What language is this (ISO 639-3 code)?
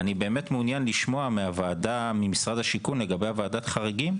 heb